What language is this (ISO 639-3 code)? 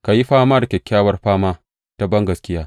hau